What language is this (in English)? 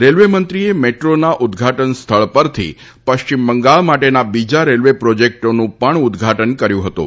Gujarati